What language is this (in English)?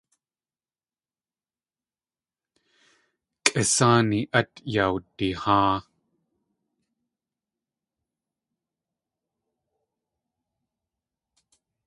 Tlingit